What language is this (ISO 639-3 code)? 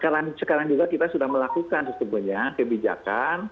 ind